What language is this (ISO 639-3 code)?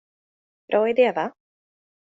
swe